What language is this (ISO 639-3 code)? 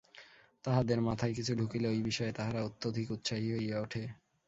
ben